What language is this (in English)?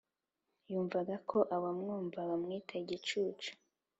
Kinyarwanda